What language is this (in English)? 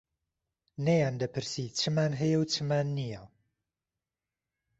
Central Kurdish